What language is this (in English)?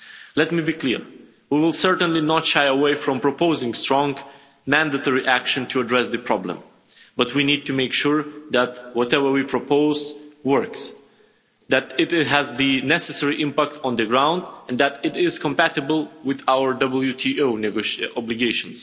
English